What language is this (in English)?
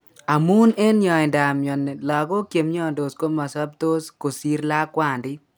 Kalenjin